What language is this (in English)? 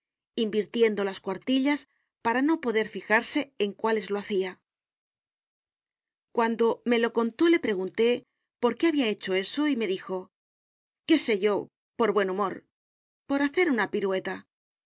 Spanish